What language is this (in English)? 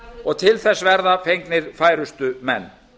Icelandic